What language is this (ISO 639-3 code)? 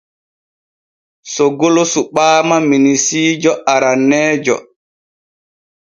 fue